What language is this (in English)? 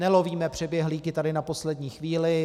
Czech